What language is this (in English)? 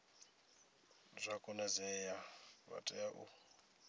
Venda